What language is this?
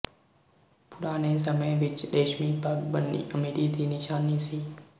Punjabi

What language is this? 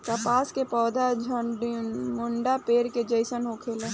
Bhojpuri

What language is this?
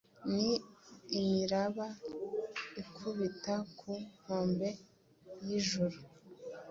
Kinyarwanda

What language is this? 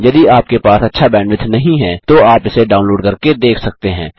Hindi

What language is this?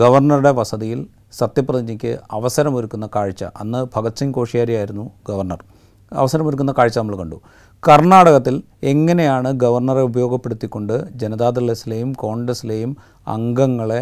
Malayalam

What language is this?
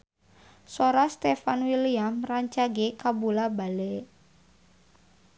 Sundanese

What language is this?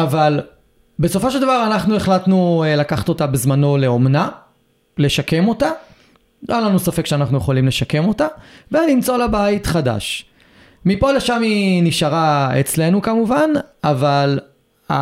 Hebrew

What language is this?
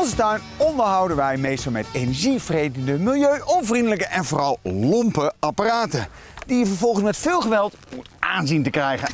Dutch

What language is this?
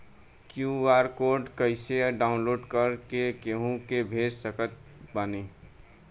Bhojpuri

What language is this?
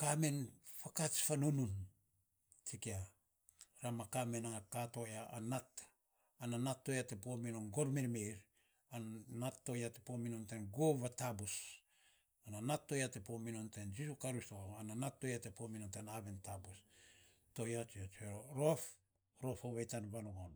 Saposa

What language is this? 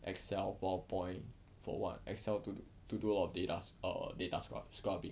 English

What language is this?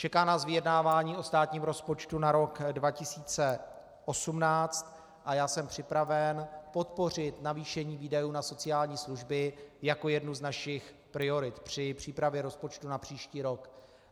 Czech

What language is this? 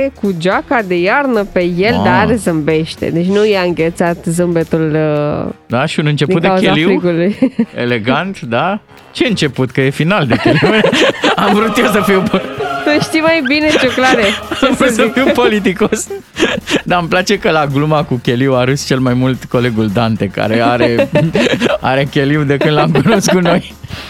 Romanian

